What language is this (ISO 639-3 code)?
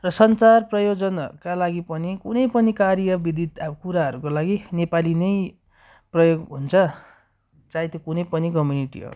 nep